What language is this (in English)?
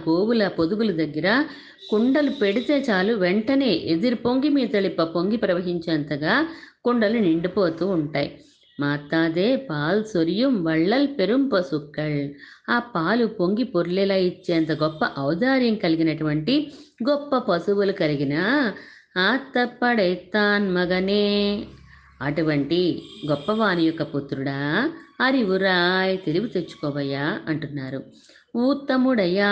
Telugu